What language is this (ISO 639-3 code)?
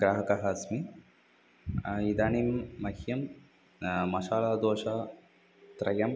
san